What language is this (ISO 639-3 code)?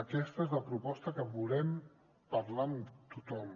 cat